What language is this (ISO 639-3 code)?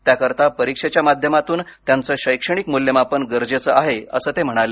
mar